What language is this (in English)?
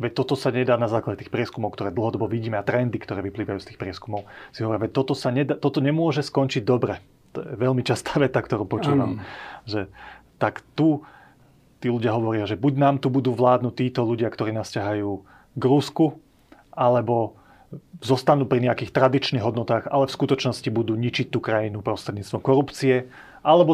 Slovak